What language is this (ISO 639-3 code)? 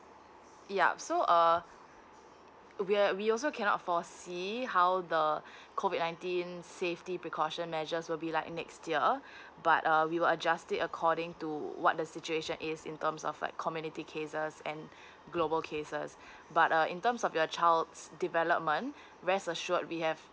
eng